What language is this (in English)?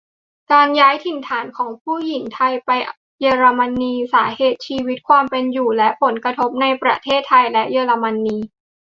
Thai